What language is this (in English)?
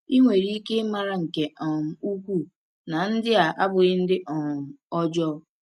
Igbo